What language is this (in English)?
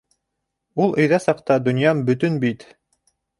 Bashkir